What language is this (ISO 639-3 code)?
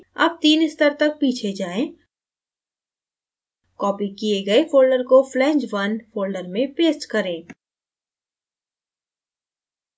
hin